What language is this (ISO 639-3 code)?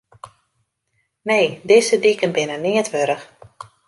fry